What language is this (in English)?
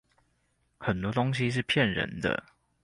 Chinese